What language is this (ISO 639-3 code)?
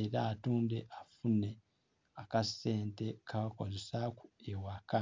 xog